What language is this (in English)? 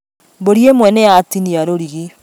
Kikuyu